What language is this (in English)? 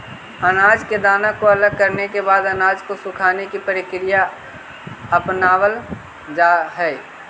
Magahi